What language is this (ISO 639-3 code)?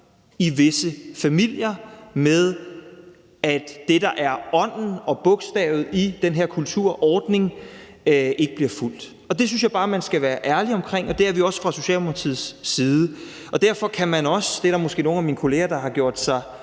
dan